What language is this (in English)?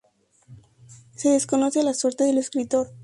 Spanish